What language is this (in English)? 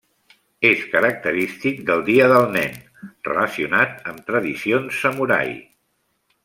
Catalan